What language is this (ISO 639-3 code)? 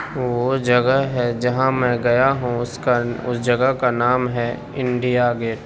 urd